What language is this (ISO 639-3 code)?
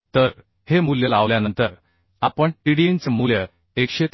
mar